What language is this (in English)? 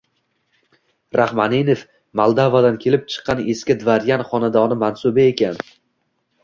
Uzbek